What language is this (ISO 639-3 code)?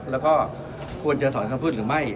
tha